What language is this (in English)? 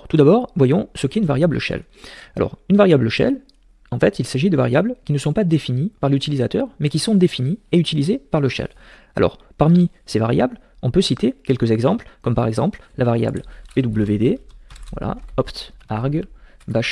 French